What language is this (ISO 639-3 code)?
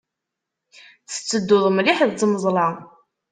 kab